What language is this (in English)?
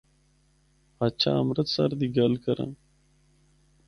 Northern Hindko